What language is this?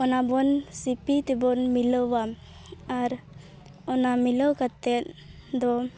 Santali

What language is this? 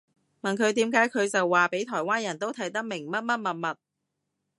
Cantonese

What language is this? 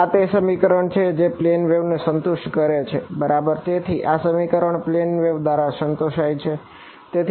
Gujarati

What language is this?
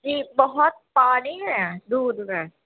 Urdu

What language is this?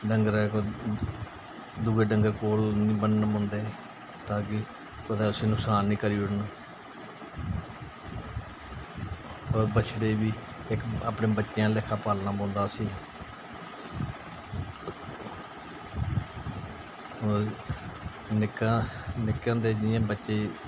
Dogri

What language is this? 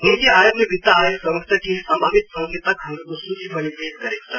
Nepali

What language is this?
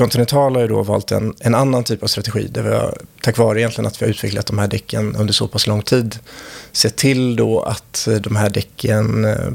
Swedish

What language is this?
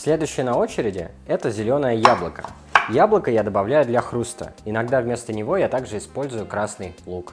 Russian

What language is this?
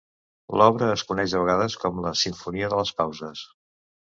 Catalan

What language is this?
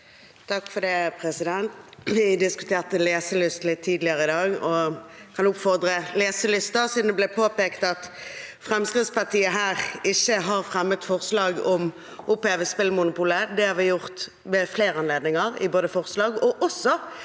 Norwegian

